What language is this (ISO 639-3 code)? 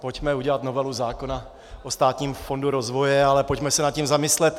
ces